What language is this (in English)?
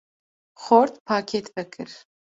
Kurdish